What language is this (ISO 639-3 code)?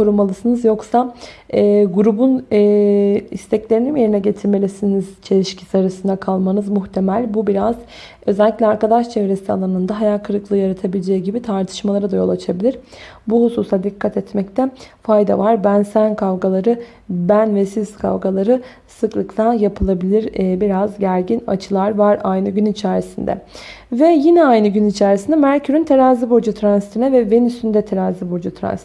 tur